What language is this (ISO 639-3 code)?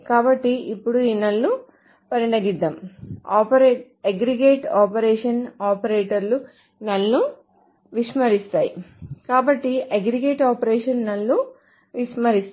tel